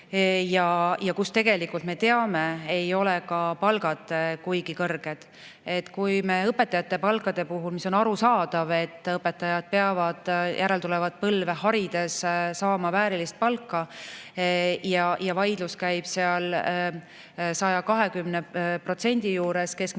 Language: Estonian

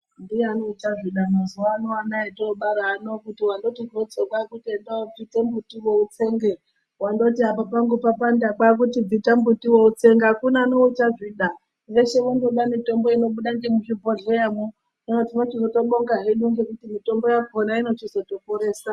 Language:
Ndau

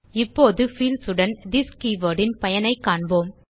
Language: Tamil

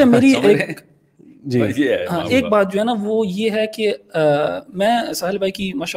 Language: Urdu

